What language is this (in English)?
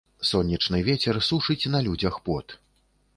Belarusian